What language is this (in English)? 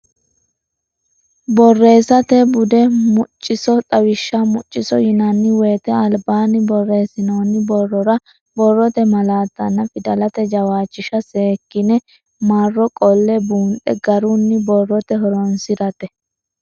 Sidamo